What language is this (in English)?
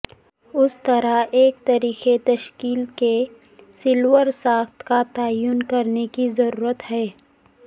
Urdu